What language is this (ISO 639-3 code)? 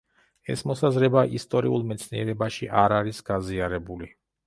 kat